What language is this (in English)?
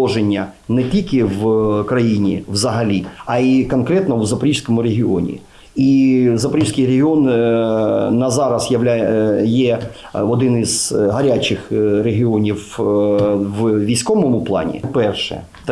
Ukrainian